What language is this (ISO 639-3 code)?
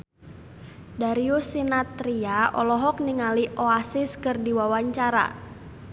sun